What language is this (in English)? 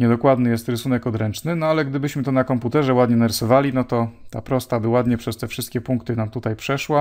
Polish